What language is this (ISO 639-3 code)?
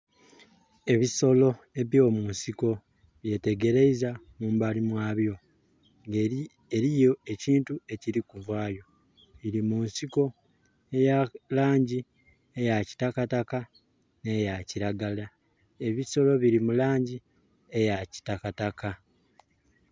xog